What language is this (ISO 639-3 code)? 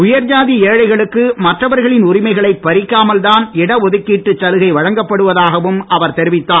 tam